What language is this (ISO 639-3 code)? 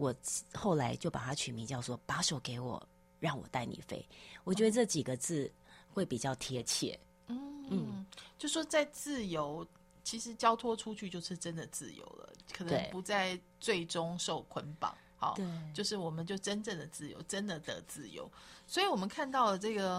zho